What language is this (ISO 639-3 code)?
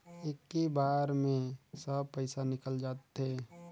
hne